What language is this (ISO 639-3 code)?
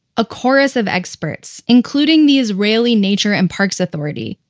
eng